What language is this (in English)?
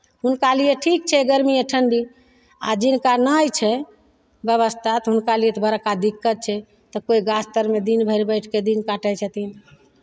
Maithili